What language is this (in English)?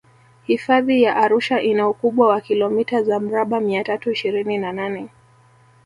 Swahili